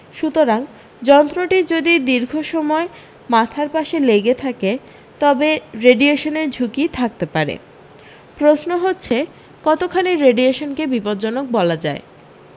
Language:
Bangla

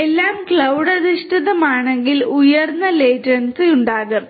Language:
Malayalam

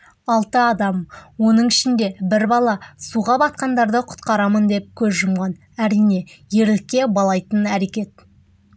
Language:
Kazakh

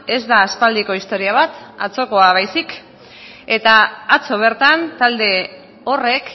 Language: Basque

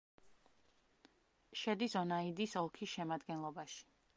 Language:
Georgian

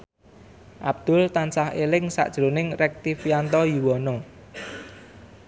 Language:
Javanese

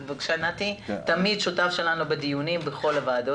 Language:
Hebrew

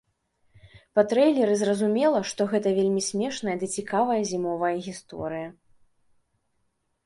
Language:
Belarusian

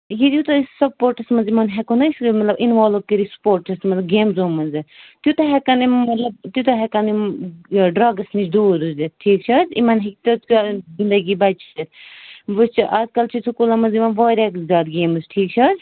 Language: Kashmiri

